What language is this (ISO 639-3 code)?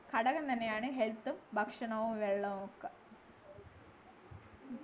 mal